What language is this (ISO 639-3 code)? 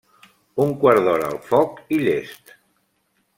cat